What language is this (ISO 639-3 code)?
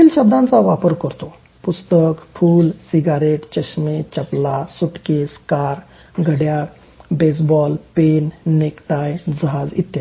mar